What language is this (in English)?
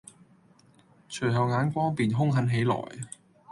Cantonese